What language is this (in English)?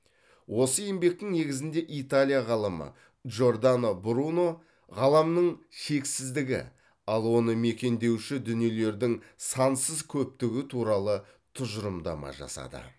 Kazakh